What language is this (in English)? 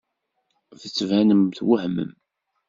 Kabyle